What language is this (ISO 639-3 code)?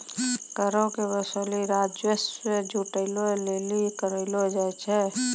mai